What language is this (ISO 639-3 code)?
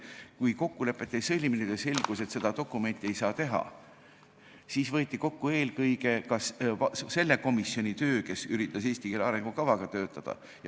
est